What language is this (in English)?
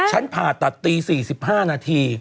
Thai